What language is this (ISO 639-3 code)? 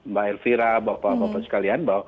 ind